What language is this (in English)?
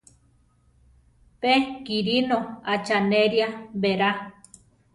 Central Tarahumara